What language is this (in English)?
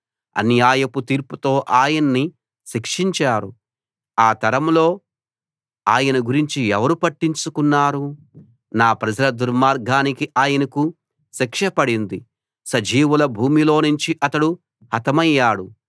Telugu